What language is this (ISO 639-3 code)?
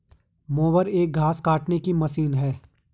hin